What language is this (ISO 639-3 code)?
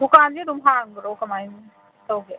mni